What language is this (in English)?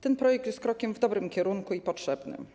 Polish